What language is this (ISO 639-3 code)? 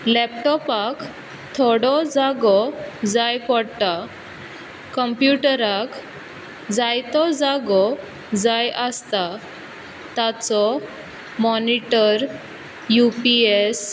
kok